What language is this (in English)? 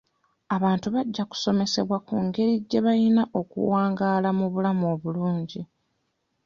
Ganda